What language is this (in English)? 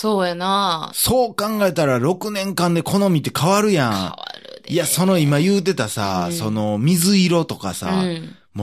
Japanese